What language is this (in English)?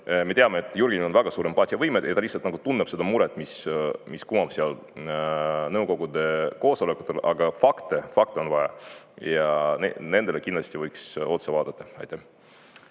Estonian